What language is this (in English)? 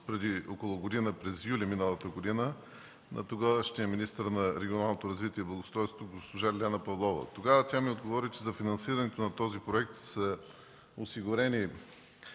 Bulgarian